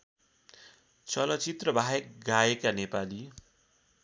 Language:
Nepali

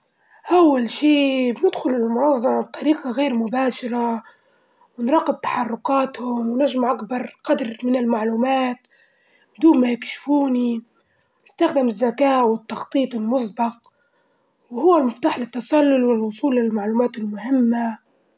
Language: Libyan Arabic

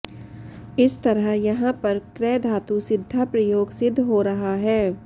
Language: Sanskrit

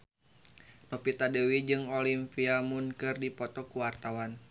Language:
Sundanese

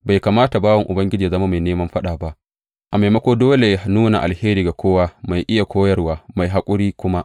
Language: Hausa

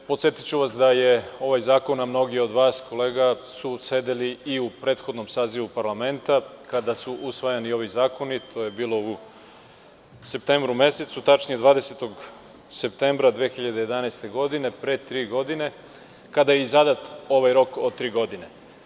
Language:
Serbian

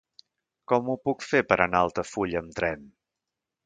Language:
Catalan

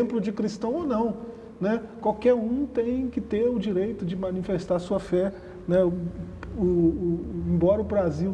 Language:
Portuguese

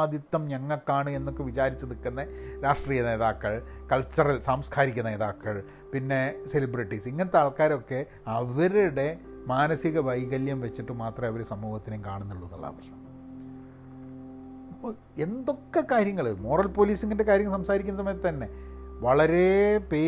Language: Malayalam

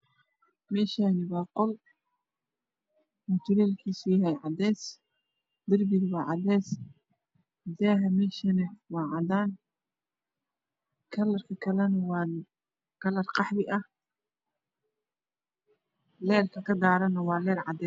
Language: Somali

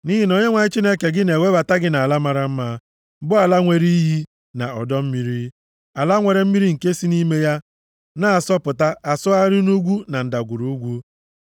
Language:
Igbo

